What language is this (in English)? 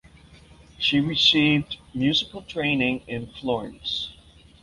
English